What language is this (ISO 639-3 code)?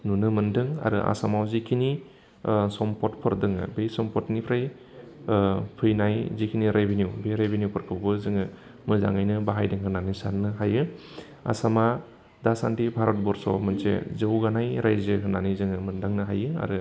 brx